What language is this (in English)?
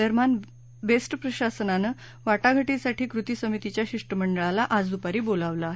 Marathi